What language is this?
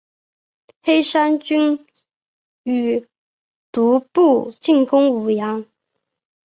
Chinese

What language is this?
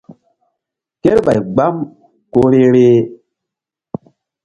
Mbum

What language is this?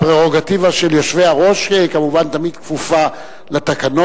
Hebrew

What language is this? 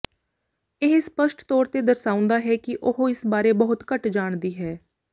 Punjabi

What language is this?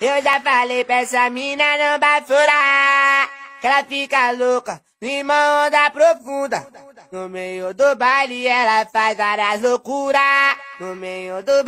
French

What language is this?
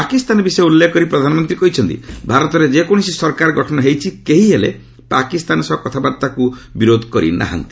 Odia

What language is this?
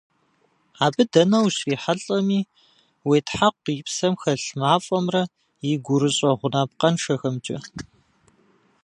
Kabardian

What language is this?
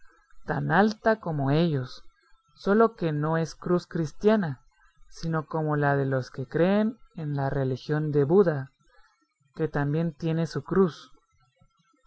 Spanish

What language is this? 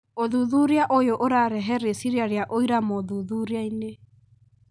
Kikuyu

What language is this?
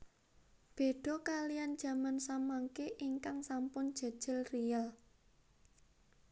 Javanese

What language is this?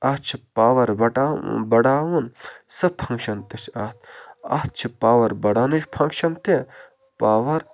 Kashmiri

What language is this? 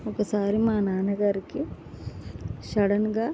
Telugu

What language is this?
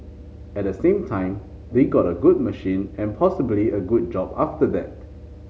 English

